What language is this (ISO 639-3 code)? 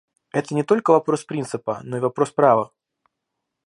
rus